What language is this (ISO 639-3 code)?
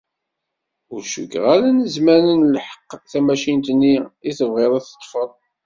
kab